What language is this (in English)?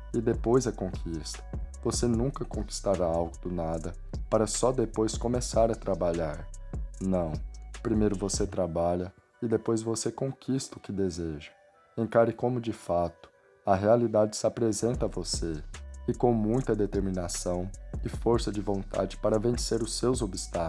Portuguese